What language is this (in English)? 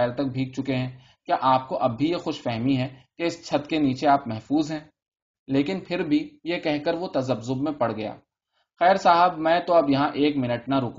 Urdu